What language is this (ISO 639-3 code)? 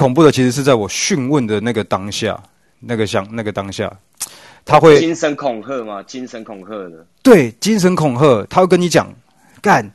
zho